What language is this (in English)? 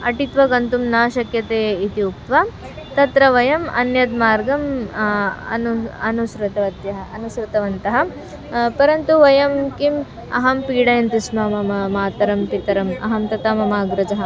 Sanskrit